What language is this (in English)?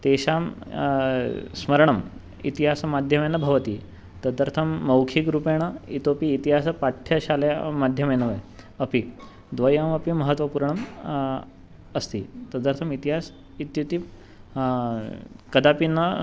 Sanskrit